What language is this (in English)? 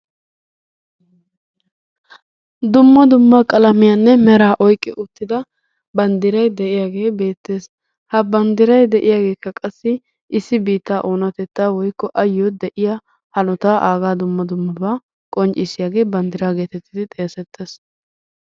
Wolaytta